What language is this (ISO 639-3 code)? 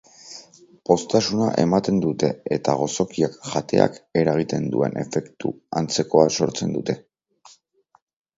eus